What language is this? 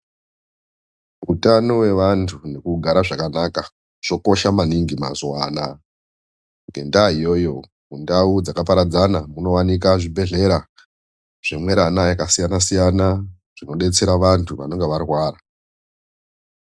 Ndau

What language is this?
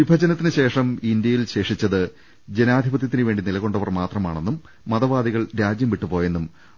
Malayalam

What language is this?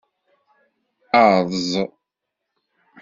Kabyle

